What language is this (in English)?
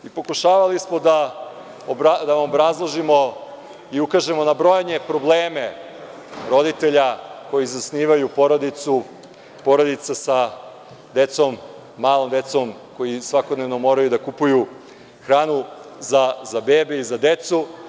Serbian